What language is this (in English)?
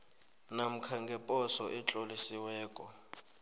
South Ndebele